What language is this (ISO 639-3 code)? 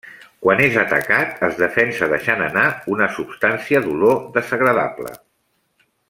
cat